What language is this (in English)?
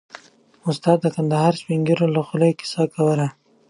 Pashto